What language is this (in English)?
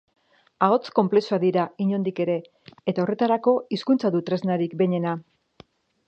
Basque